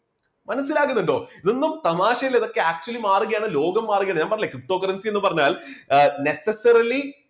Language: Malayalam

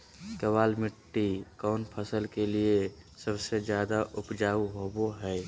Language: Magahi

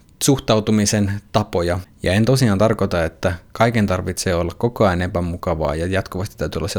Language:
Finnish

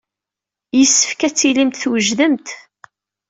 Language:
Kabyle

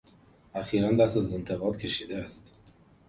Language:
Persian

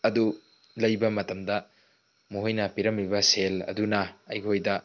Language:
Manipuri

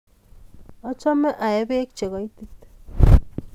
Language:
Kalenjin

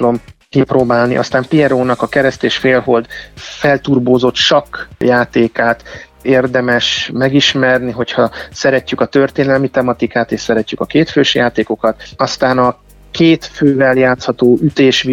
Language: Hungarian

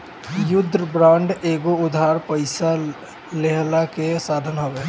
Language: Bhojpuri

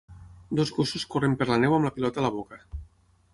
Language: Catalan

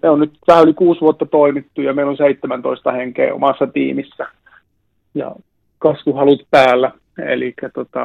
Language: Finnish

